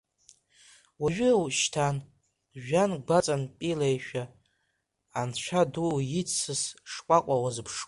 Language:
Abkhazian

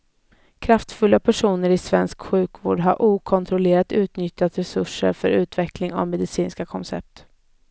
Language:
Swedish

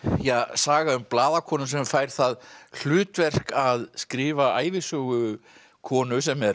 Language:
Icelandic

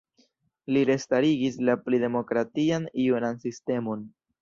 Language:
Esperanto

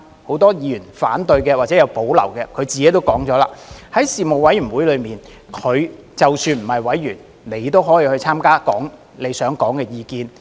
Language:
Cantonese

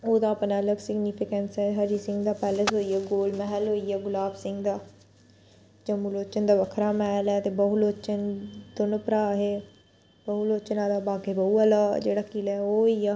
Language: Dogri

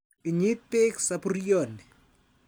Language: Kalenjin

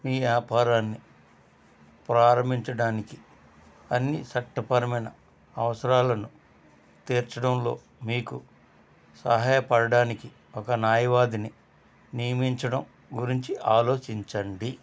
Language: Telugu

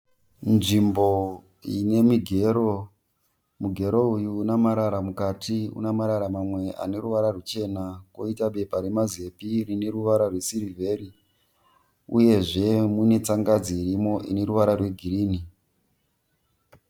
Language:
Shona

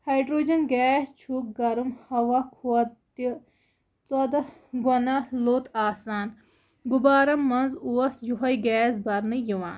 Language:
Kashmiri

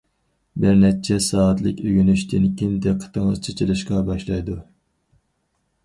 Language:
Uyghur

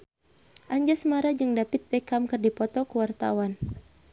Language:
Sundanese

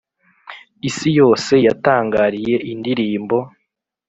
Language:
Kinyarwanda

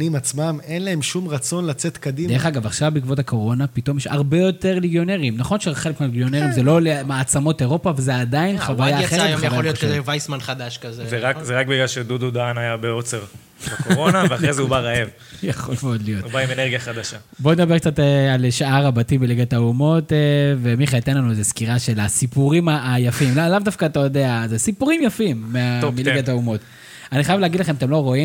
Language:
Hebrew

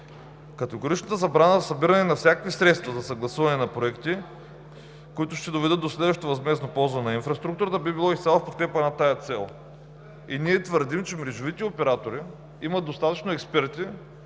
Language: Bulgarian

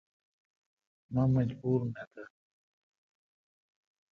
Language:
Kalkoti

